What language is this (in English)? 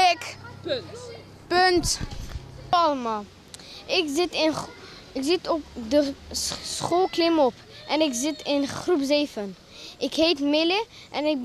Dutch